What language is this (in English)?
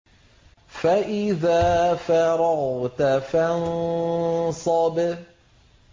Arabic